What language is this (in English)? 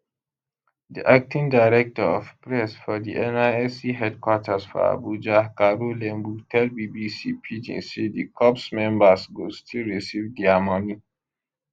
Nigerian Pidgin